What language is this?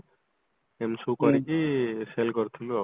Odia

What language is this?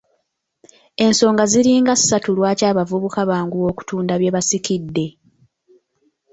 Ganda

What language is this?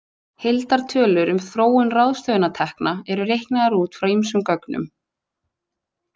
Icelandic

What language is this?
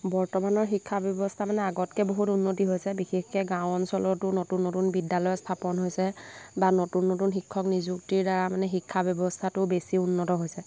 Assamese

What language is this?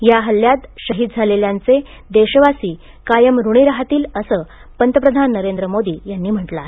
Marathi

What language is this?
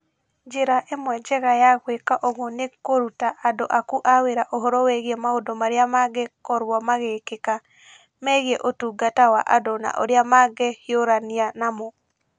Kikuyu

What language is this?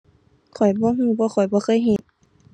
Thai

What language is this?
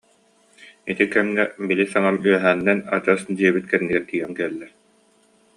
Yakut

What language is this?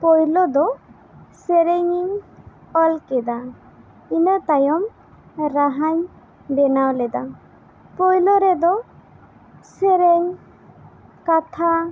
Santali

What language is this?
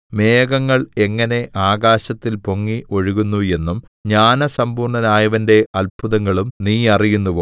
Malayalam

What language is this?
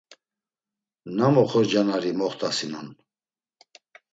Laz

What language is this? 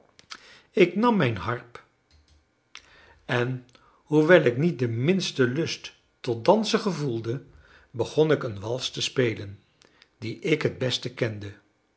Dutch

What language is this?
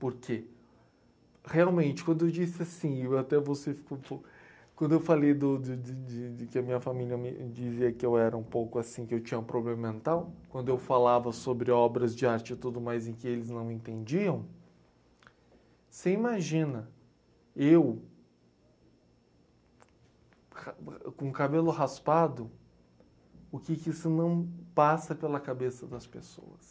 Portuguese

